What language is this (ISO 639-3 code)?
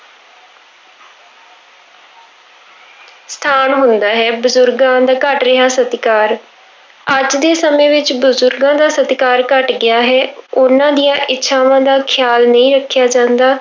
pan